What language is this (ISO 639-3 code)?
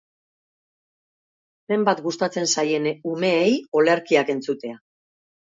eus